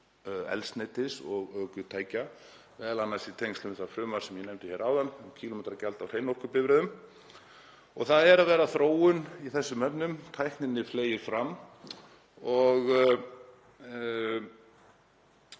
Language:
Icelandic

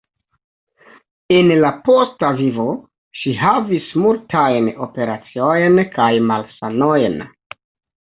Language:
Esperanto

